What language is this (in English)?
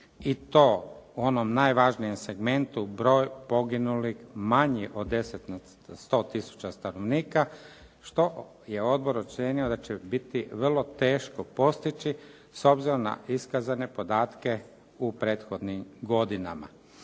Croatian